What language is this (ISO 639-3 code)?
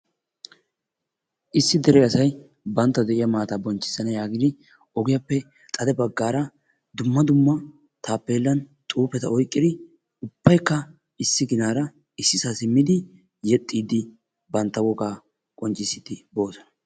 wal